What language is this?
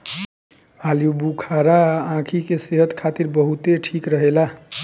Bhojpuri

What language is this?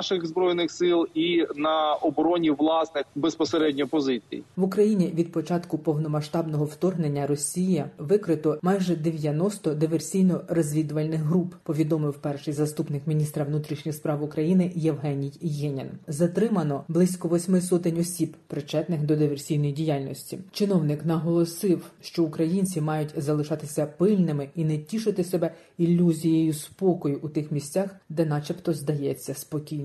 Ukrainian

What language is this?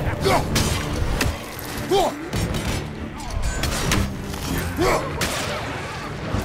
Russian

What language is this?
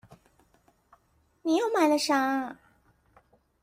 Chinese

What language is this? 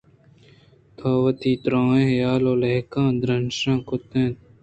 Eastern Balochi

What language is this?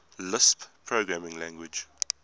English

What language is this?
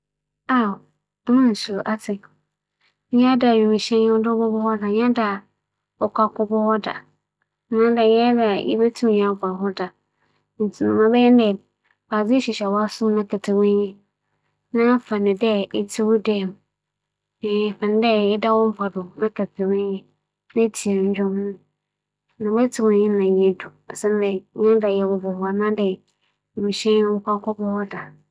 Akan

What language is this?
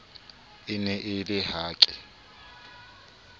Southern Sotho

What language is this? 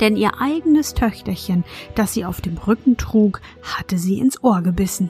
German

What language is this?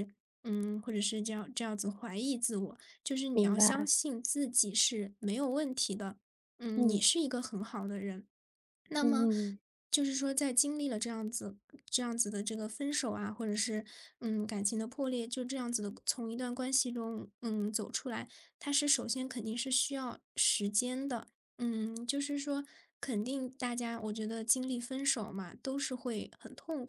Chinese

